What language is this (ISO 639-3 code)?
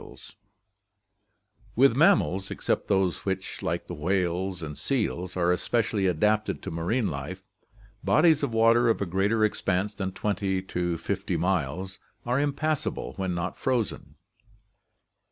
eng